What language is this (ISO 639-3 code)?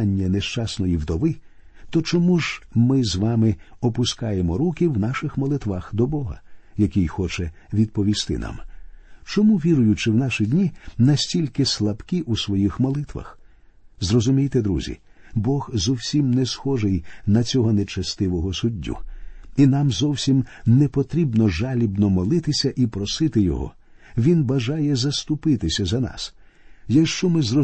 ukr